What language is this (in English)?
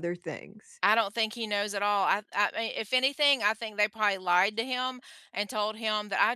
English